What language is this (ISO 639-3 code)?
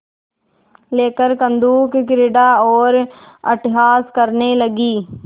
hin